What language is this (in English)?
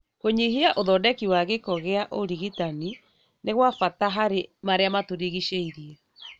Kikuyu